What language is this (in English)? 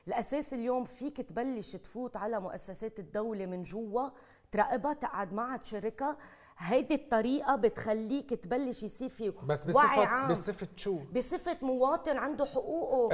Arabic